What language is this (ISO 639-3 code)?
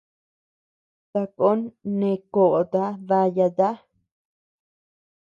cux